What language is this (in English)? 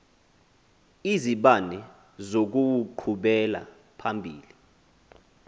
Xhosa